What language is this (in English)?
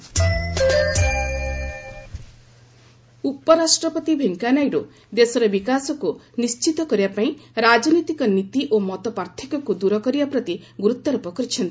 Odia